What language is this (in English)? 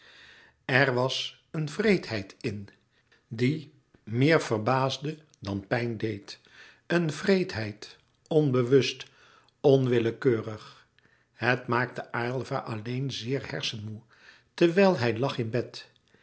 Dutch